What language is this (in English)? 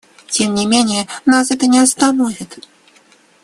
Russian